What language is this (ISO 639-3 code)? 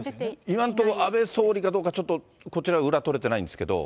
jpn